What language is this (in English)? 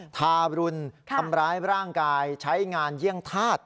Thai